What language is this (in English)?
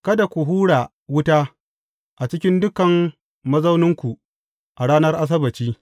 Hausa